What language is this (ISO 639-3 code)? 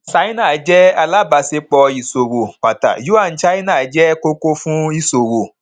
yor